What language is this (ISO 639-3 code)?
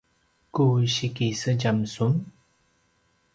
pwn